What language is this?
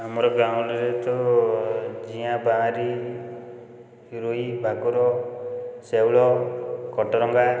Odia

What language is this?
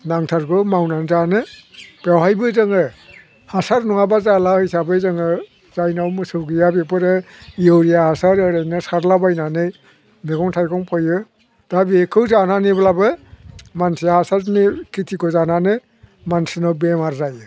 Bodo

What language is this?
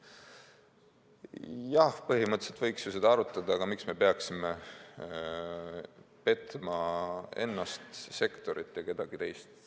Estonian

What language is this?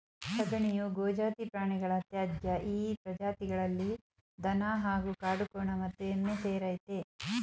Kannada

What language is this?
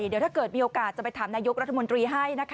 Thai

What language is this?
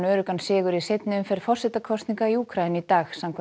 Icelandic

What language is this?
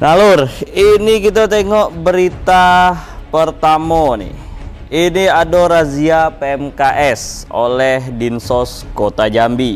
Indonesian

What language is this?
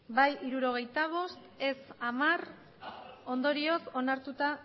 Basque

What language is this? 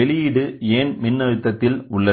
Tamil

